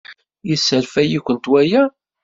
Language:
Kabyle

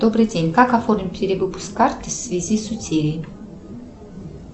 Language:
Russian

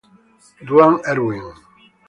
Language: Italian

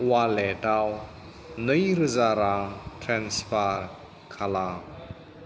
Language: Bodo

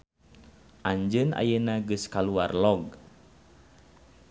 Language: Sundanese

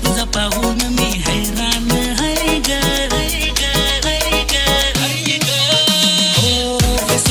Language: Indonesian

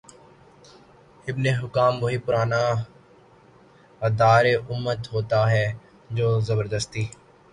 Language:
Urdu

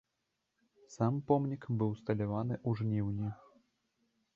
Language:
Belarusian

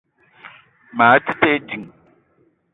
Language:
Eton (Cameroon)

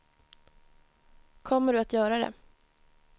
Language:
Swedish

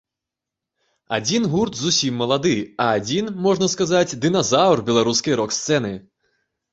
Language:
Belarusian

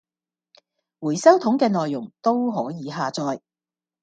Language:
Cantonese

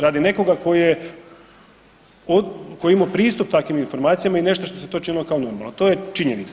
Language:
Croatian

